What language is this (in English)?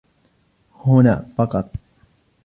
Arabic